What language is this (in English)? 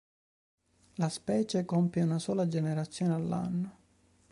Italian